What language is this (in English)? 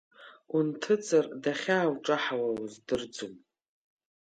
Abkhazian